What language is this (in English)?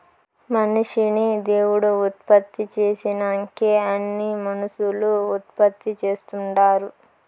Telugu